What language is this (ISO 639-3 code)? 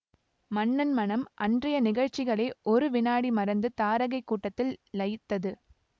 tam